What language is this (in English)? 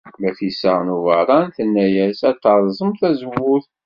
Kabyle